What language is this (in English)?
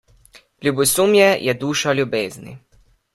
Slovenian